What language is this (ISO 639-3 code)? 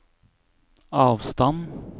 nor